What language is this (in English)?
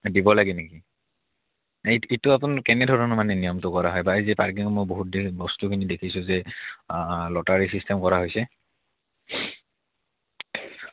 Assamese